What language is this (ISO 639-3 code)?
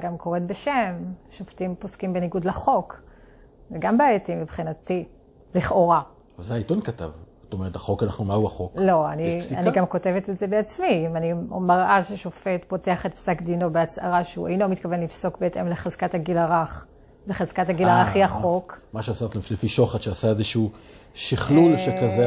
heb